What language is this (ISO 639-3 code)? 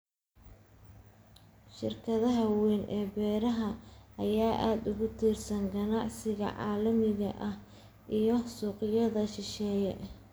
som